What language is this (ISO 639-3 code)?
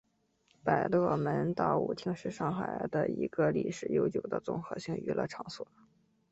zho